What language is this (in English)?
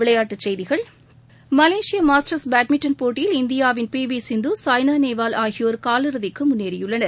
Tamil